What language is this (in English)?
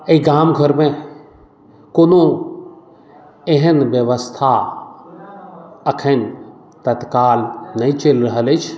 Maithili